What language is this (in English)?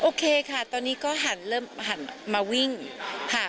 Thai